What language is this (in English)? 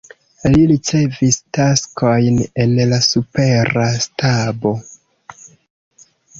Esperanto